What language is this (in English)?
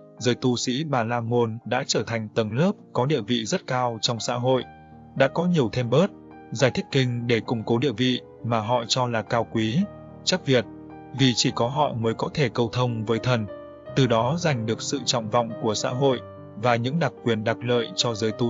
Vietnamese